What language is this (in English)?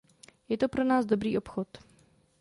Czech